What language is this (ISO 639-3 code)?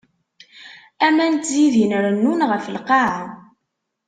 kab